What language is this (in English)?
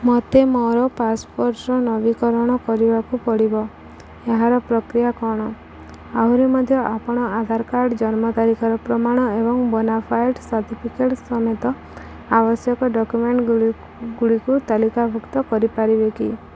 Odia